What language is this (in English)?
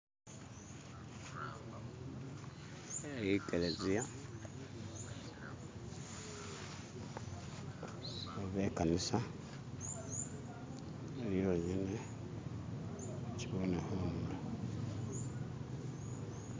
Masaaba